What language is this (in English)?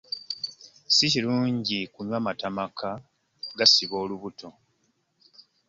Ganda